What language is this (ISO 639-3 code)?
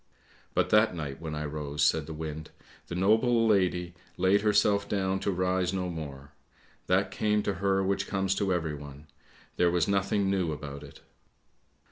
eng